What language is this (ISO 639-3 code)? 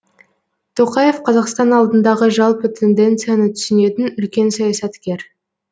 kaz